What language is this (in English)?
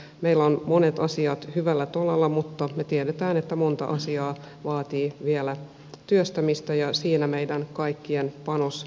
Finnish